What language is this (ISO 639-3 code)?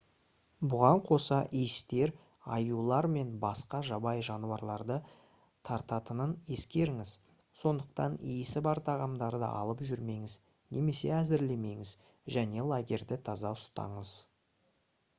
kaz